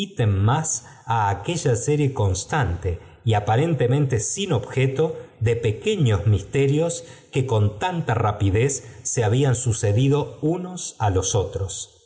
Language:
Spanish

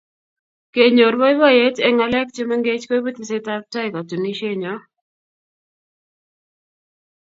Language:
Kalenjin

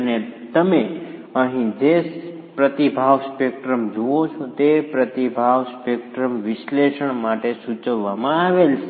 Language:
Gujarati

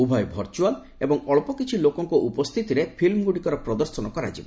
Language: Odia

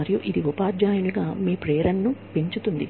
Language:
Telugu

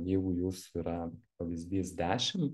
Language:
Lithuanian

